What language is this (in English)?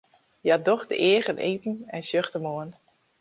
Western Frisian